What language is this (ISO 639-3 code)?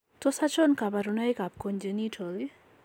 kln